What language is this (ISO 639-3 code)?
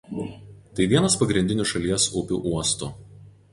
lit